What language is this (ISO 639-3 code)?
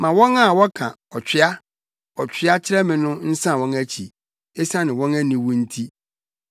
aka